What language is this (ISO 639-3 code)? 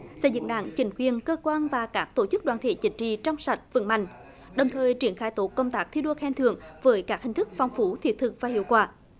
vie